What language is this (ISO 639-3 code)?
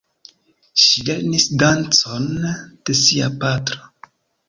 epo